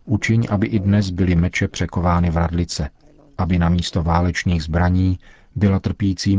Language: Czech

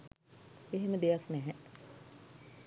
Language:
Sinhala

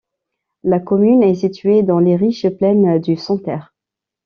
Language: French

